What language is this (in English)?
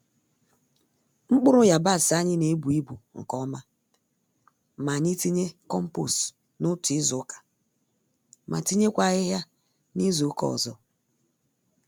Igbo